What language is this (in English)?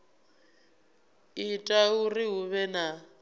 Venda